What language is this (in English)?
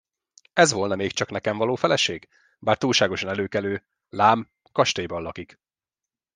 Hungarian